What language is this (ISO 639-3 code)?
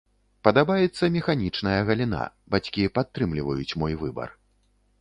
bel